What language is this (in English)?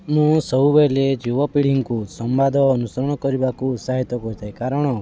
Odia